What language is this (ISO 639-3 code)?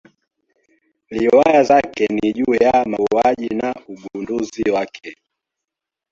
swa